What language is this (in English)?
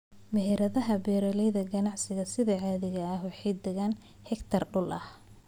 Somali